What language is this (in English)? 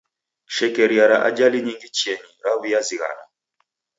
Taita